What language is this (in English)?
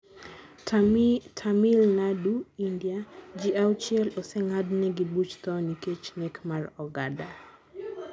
Luo (Kenya and Tanzania)